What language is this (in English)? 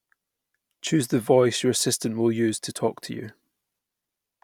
English